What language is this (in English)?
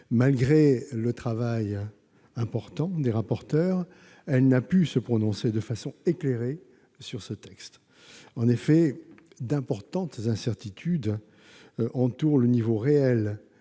French